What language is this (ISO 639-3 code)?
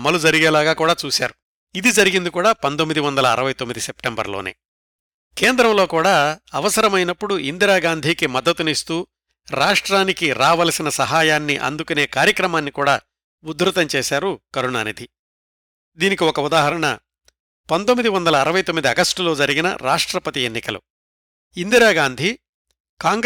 tel